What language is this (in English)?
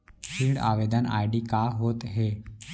Chhattisgarhi